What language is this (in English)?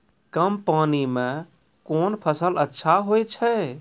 Maithili